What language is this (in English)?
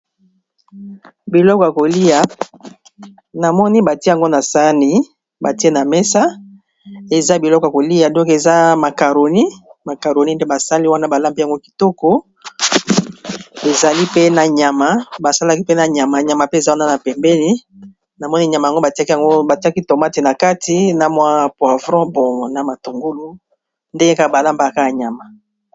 Lingala